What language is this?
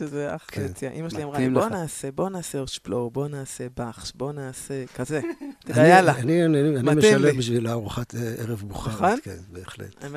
Hebrew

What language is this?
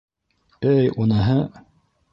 Bashkir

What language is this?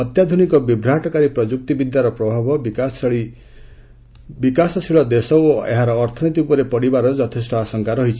Odia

